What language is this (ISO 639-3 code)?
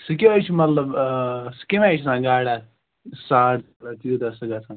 kas